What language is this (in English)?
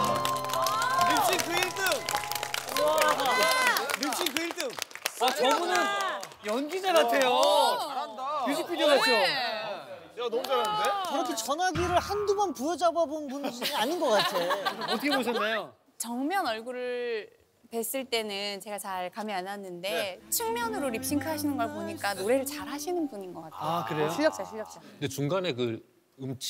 Korean